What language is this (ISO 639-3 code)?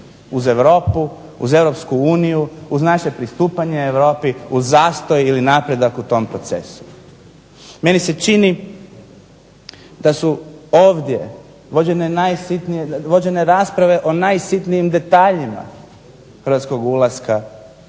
hrv